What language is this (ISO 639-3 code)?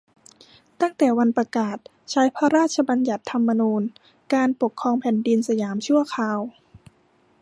tha